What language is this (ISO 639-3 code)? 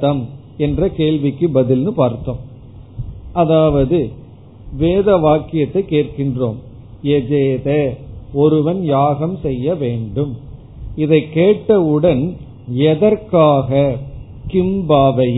tam